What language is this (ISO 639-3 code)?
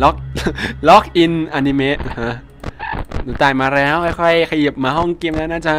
tha